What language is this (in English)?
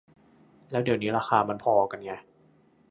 Thai